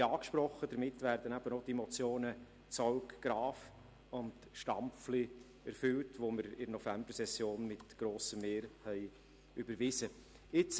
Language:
Swiss German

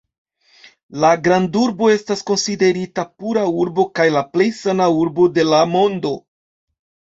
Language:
Esperanto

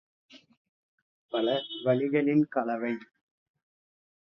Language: Tamil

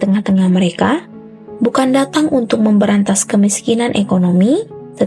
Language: Indonesian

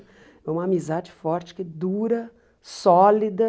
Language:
Portuguese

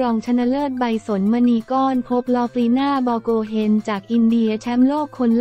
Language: Thai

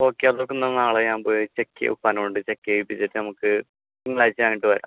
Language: Malayalam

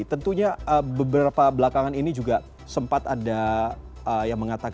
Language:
Indonesian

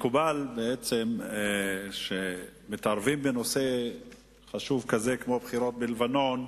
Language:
Hebrew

